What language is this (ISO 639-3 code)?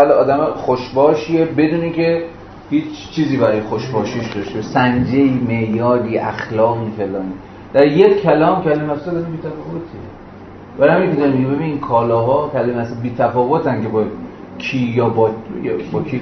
fas